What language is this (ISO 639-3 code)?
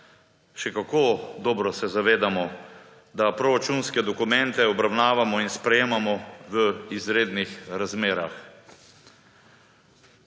slv